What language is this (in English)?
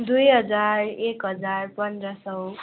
Nepali